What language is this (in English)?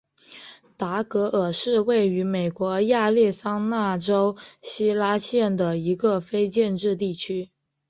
Chinese